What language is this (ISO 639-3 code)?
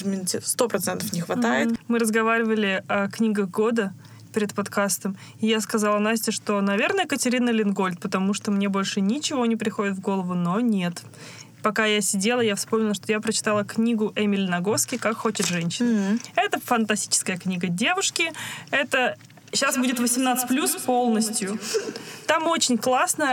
rus